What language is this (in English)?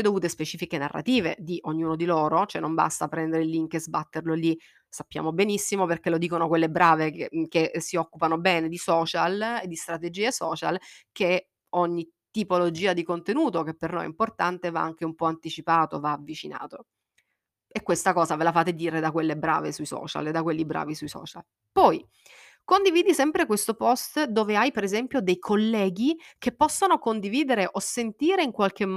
Italian